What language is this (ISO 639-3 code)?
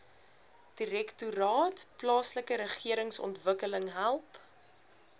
afr